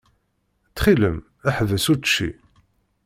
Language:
Kabyle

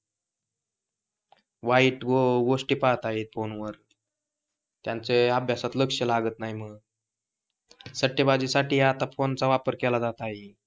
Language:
Marathi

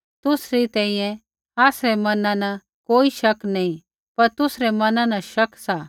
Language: Kullu Pahari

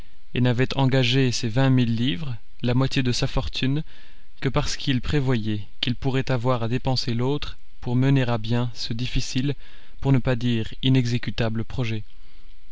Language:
French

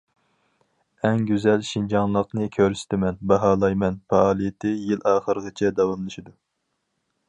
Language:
Uyghur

